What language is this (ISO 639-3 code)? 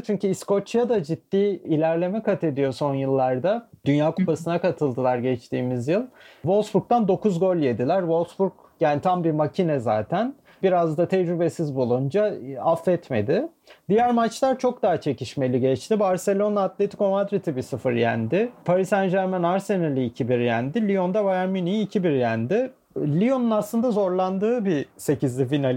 tur